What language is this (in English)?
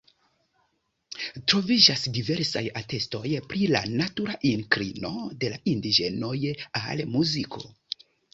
Esperanto